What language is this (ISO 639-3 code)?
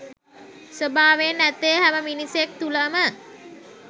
sin